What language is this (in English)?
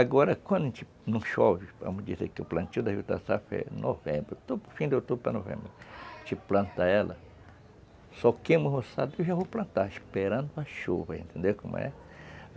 Portuguese